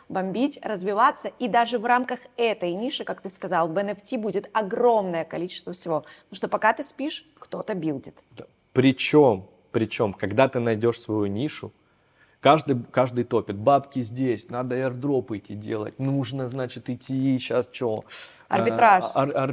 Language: Russian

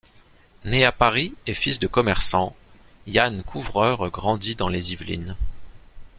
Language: French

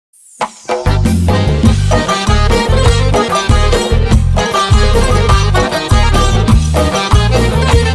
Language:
Uzbek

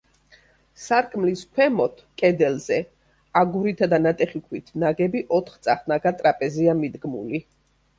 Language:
Georgian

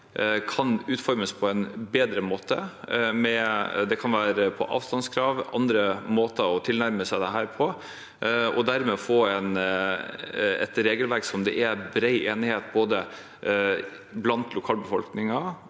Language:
Norwegian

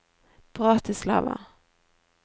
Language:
Norwegian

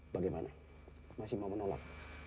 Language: Indonesian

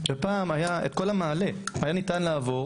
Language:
Hebrew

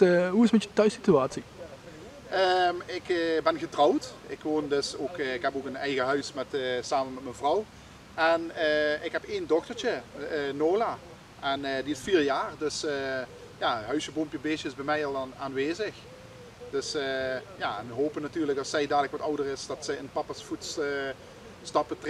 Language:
Dutch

